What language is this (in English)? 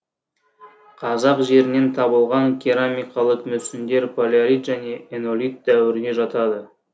Kazakh